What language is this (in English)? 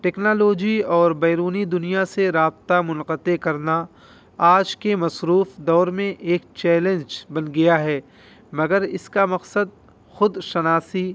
Urdu